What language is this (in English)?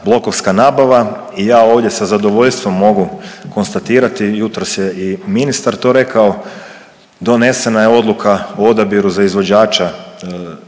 Croatian